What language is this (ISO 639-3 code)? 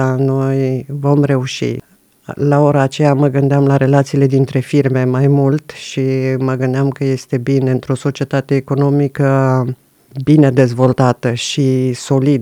ron